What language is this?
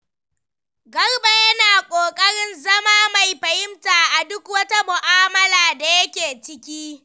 Hausa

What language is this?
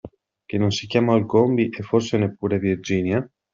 Italian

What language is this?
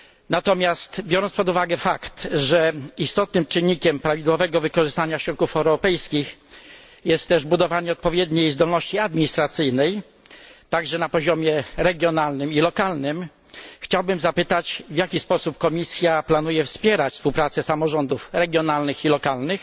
Polish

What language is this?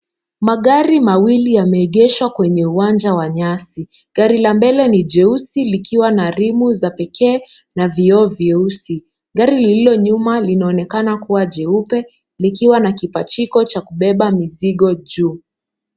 Swahili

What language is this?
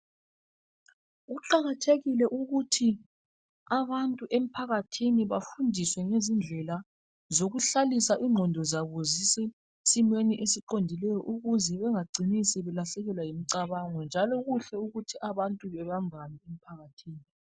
North Ndebele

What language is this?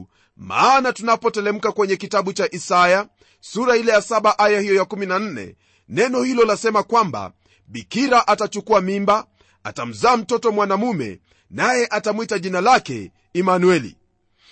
Swahili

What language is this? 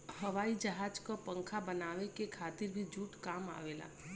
Bhojpuri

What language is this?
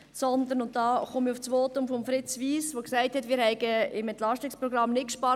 Swiss German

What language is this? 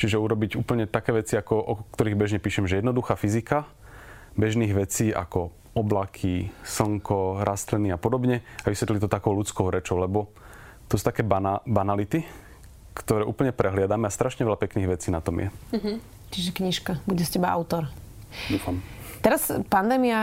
Slovak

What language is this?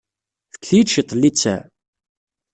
Kabyle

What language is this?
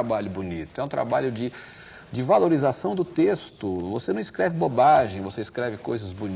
Portuguese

